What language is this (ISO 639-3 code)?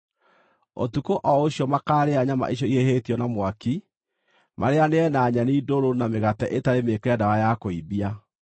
kik